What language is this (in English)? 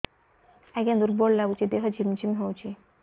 Odia